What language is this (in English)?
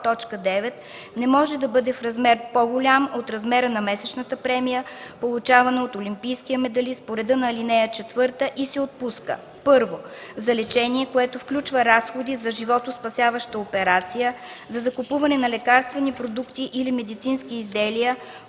Bulgarian